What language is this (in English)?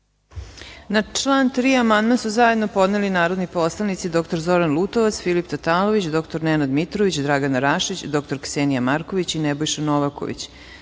Serbian